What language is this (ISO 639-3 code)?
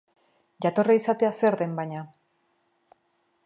eus